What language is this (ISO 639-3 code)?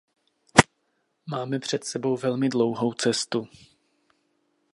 ces